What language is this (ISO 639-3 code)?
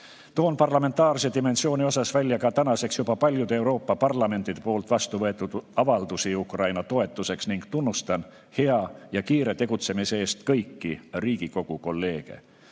est